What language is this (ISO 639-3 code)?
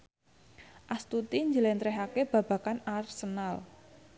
jav